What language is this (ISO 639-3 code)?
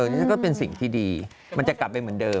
tha